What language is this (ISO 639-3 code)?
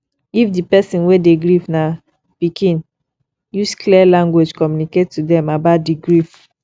pcm